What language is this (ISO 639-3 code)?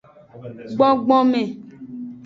ajg